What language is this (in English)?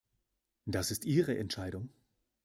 German